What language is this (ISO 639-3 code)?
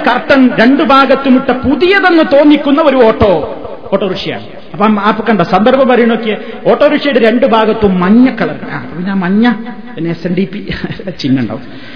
mal